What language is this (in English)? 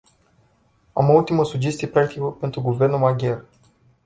Romanian